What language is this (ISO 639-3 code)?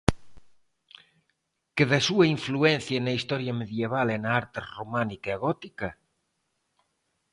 glg